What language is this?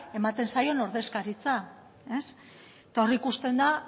Basque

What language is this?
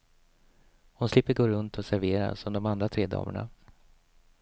Swedish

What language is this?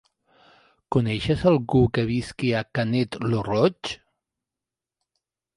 Catalan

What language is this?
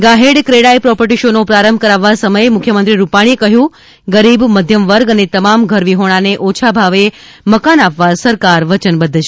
Gujarati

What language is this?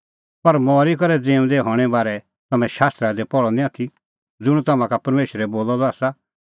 Kullu Pahari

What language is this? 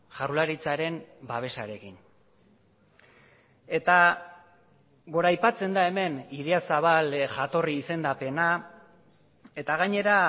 Basque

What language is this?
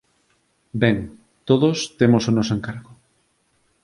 Galician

